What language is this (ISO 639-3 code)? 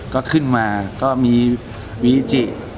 tha